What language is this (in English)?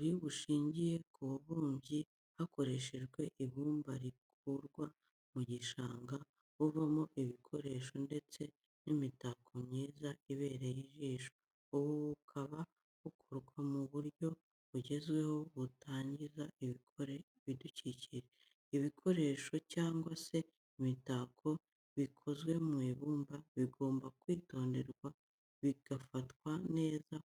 Kinyarwanda